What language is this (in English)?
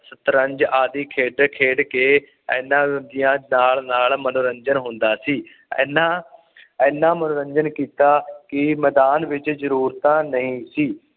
Punjabi